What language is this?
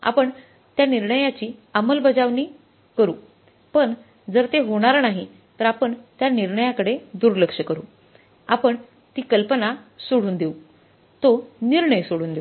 Marathi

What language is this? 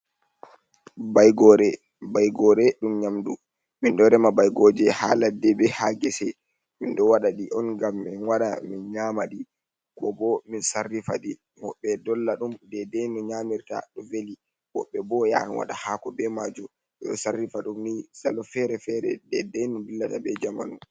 Fula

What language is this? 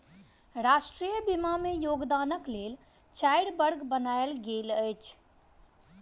Maithili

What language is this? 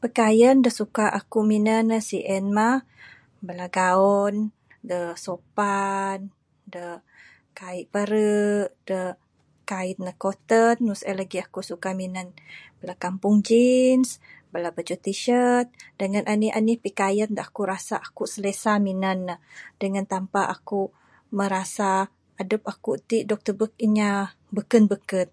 Bukar-Sadung Bidayuh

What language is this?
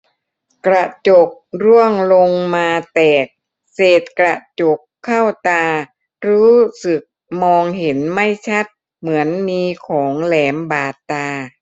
Thai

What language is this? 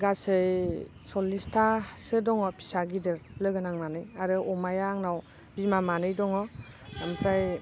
Bodo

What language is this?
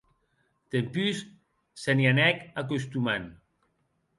Occitan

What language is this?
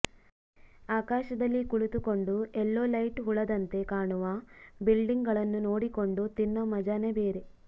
Kannada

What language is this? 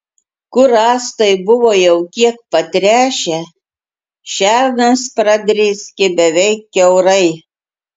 Lithuanian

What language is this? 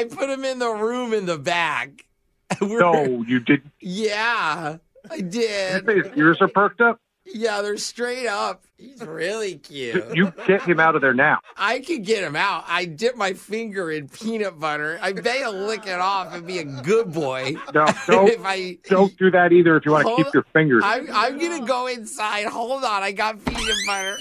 English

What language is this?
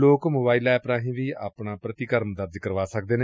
Punjabi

